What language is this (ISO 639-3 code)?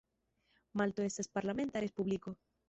epo